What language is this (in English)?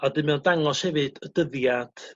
Welsh